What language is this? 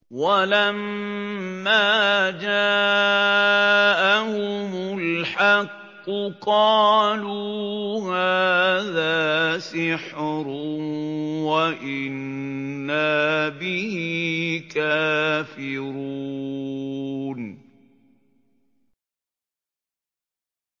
Arabic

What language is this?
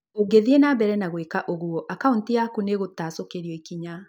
Kikuyu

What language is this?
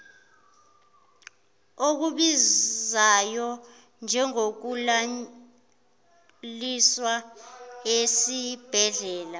Zulu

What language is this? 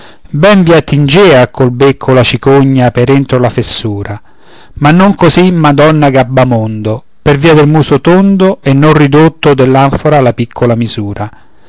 Italian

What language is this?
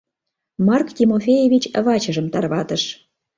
Mari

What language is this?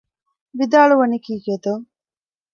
Divehi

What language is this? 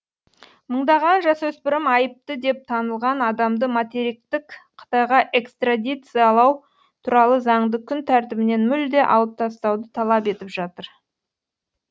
Kazakh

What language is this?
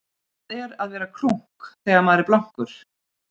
Icelandic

